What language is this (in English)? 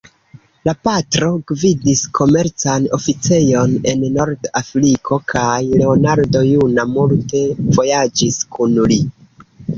Esperanto